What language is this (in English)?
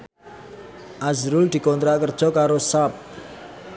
Javanese